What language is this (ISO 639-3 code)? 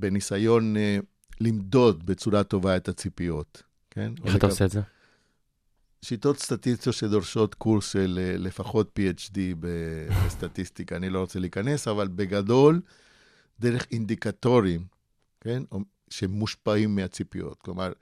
heb